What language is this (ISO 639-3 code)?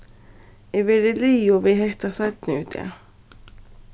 fao